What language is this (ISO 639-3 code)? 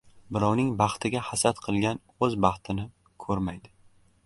uzb